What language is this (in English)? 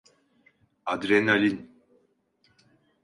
Turkish